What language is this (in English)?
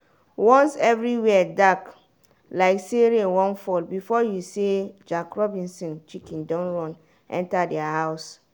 Nigerian Pidgin